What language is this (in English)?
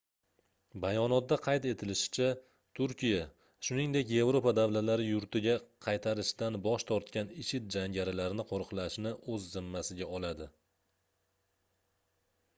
Uzbek